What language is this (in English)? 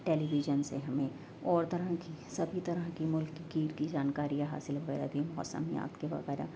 Urdu